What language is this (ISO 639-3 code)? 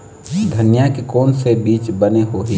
hne